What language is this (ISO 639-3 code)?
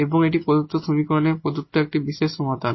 ben